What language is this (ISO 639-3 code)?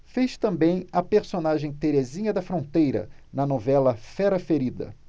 por